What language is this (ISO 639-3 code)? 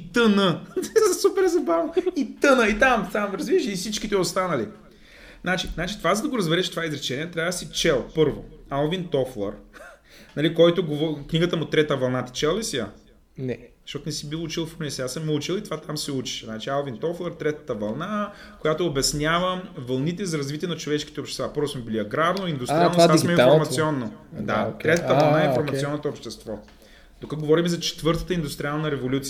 bul